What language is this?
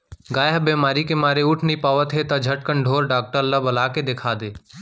Chhattisgarhi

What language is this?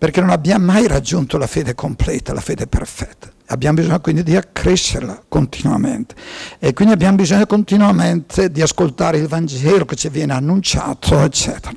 Italian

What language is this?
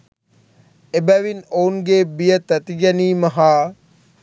Sinhala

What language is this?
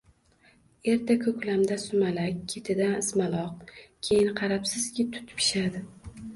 Uzbek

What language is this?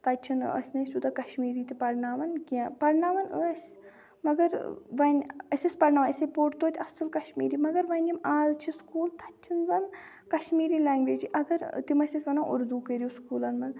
Kashmiri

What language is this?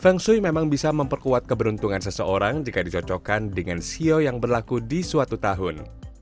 Indonesian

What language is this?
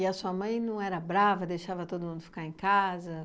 Portuguese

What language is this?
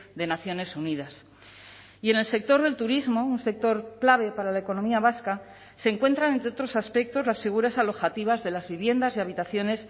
Spanish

